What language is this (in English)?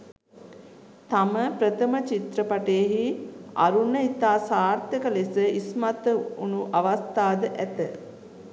Sinhala